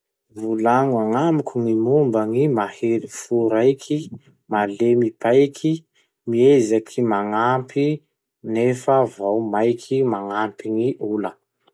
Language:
Masikoro Malagasy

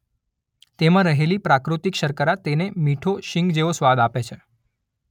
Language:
Gujarati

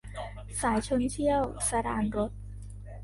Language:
Thai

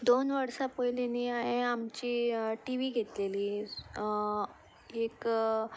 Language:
Konkani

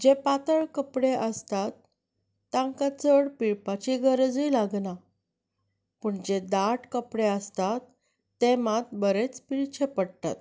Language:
Konkani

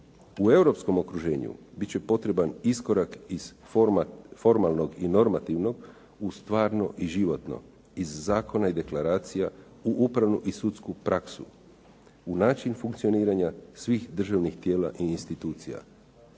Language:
Croatian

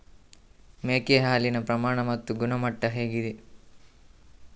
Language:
Kannada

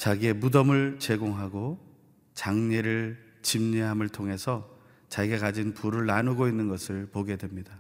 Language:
Korean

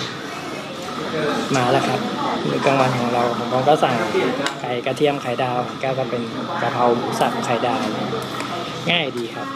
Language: Thai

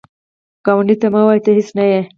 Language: Pashto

